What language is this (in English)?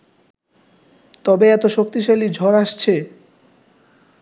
Bangla